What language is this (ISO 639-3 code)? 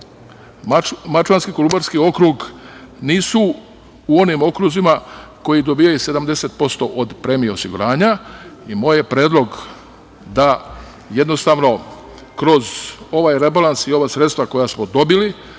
srp